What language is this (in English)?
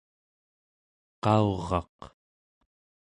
Central Yupik